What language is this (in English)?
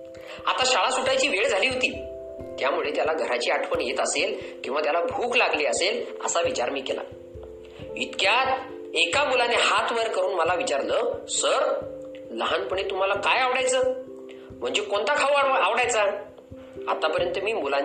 Marathi